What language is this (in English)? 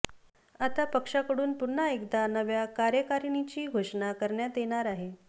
Marathi